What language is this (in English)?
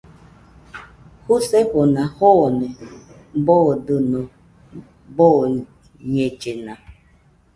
Nüpode Huitoto